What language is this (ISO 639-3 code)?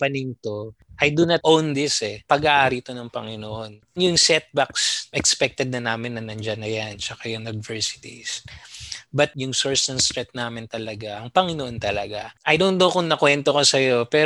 fil